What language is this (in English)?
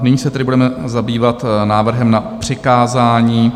Czech